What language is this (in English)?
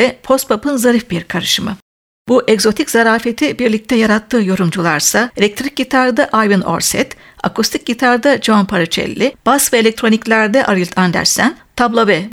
Turkish